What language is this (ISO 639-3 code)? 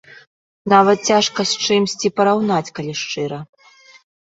bel